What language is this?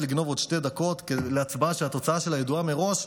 Hebrew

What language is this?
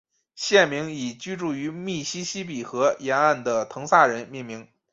Chinese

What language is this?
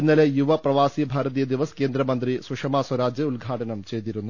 Malayalam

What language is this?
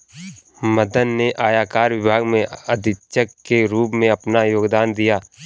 Hindi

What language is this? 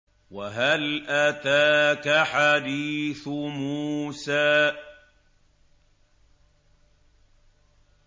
Arabic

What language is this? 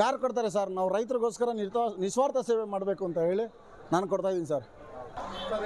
Kannada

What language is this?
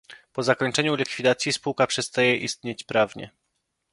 Polish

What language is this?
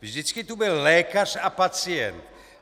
Czech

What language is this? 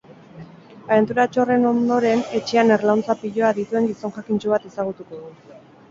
Basque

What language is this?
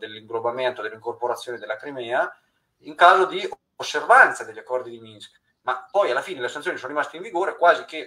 Italian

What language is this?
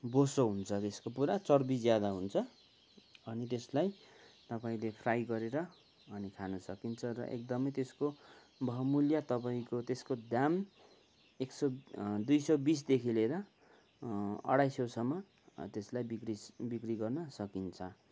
Nepali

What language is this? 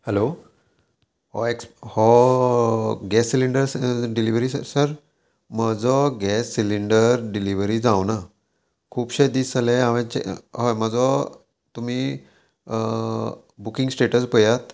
Konkani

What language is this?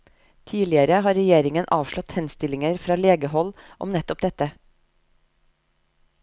Norwegian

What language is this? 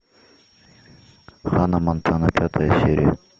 Russian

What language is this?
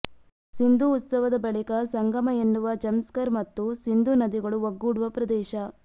Kannada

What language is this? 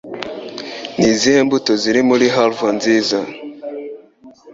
Kinyarwanda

